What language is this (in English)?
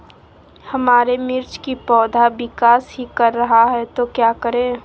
Magahi